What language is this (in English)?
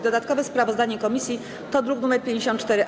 Polish